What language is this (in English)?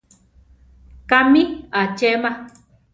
Central Tarahumara